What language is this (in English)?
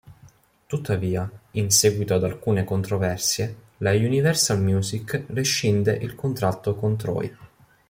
Italian